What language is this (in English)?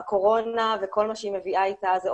Hebrew